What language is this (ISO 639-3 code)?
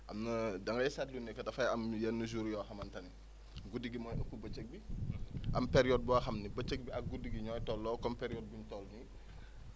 wol